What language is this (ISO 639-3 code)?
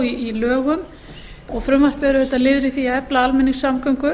isl